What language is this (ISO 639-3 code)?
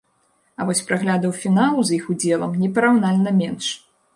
bel